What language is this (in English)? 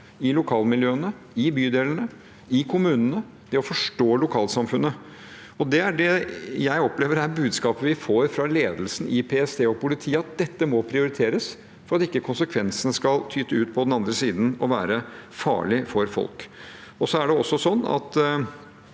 Norwegian